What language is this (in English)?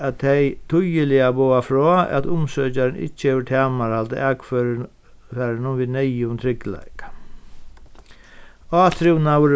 Faroese